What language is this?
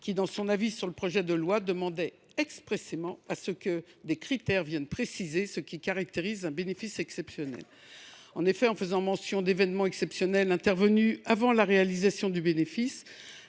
French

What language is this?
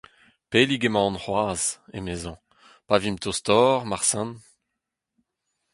Breton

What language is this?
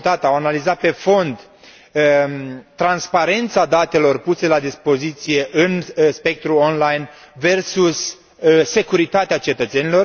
Romanian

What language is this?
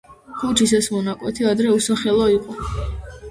Georgian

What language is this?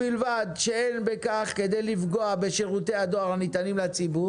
Hebrew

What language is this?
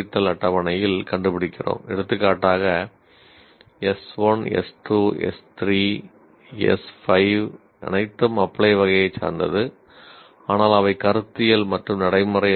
Tamil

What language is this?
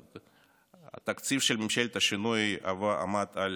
Hebrew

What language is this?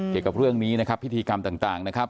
Thai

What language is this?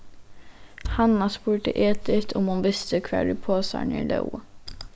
Faroese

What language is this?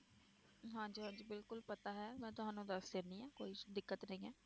Punjabi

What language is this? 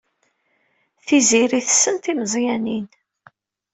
Kabyle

